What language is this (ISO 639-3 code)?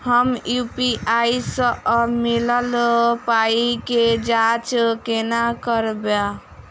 mai